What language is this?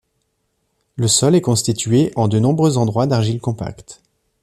French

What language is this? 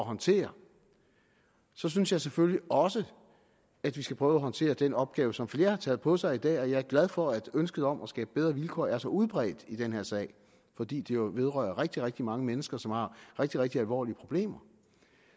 Danish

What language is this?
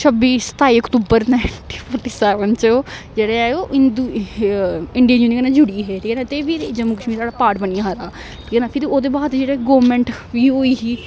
Dogri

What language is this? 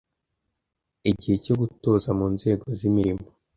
Kinyarwanda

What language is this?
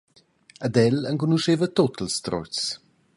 Romansh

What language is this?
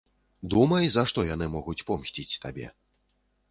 Belarusian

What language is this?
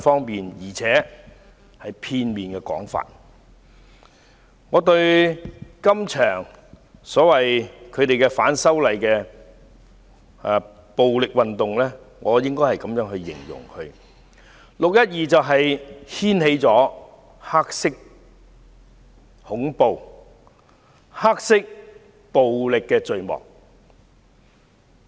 Cantonese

